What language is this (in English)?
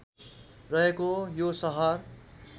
Nepali